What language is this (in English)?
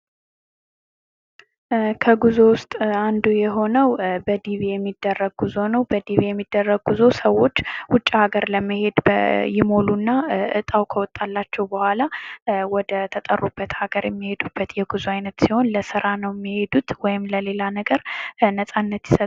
Amharic